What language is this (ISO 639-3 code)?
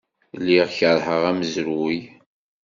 kab